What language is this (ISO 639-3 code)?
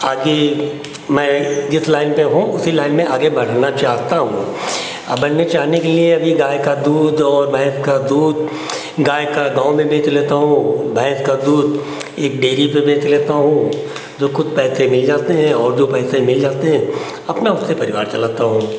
hin